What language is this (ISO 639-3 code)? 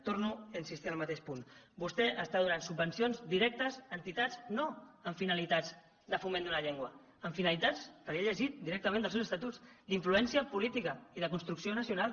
cat